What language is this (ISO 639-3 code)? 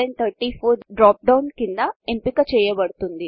tel